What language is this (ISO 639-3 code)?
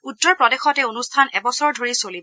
asm